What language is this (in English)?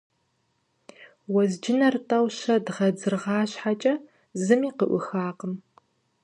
Kabardian